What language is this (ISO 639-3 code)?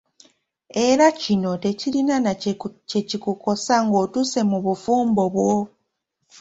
lug